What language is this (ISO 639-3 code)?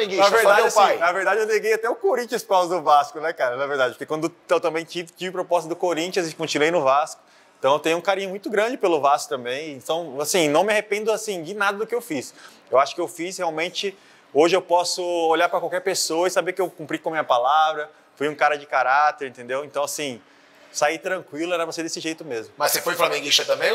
por